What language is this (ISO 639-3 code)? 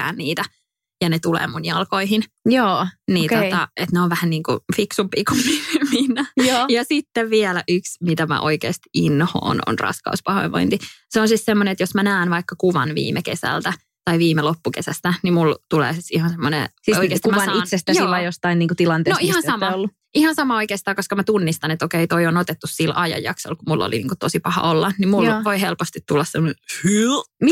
fin